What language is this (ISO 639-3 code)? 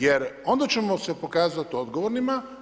hrv